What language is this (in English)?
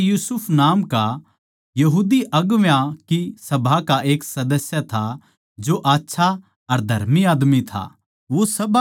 Haryanvi